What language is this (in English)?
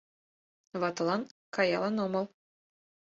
Mari